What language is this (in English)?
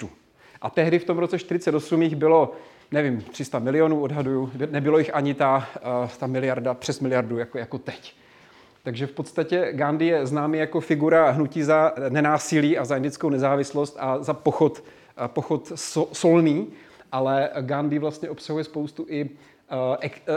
Czech